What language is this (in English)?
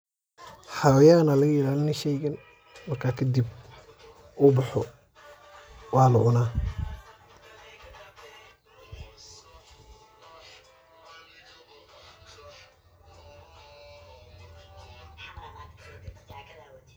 Somali